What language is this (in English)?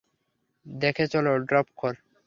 Bangla